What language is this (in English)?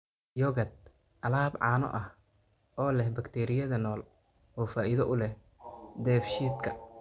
Somali